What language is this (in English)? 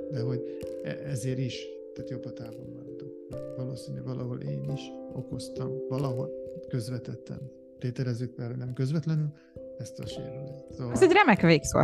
Hungarian